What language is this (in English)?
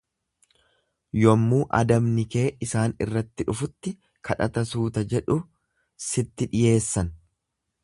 Oromo